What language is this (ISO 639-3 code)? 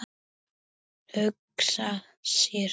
isl